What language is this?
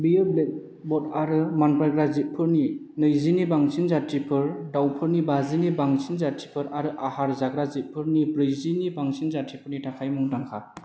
Bodo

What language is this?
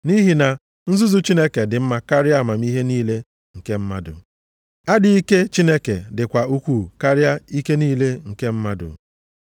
Igbo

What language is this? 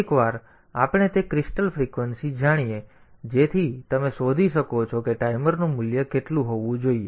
Gujarati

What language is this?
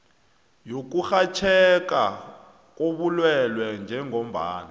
South Ndebele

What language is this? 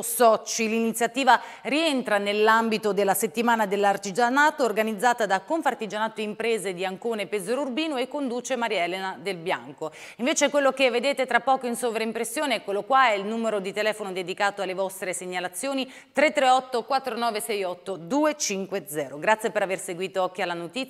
Italian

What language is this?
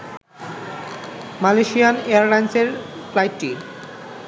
Bangla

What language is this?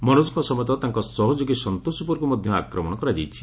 Odia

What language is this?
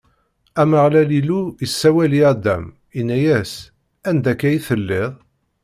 Kabyle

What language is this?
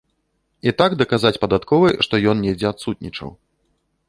Belarusian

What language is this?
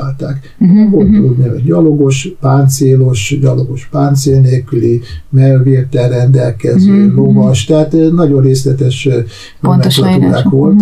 Hungarian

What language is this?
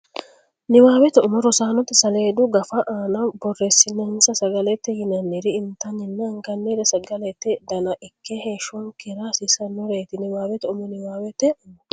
Sidamo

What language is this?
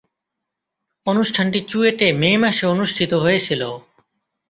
Bangla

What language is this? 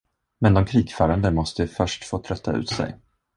Swedish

